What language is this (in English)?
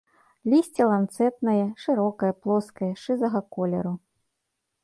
Belarusian